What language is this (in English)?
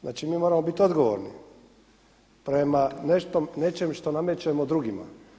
Croatian